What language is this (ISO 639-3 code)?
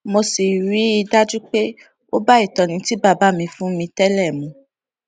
yor